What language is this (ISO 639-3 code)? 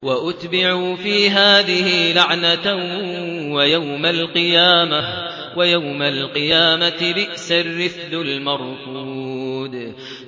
ara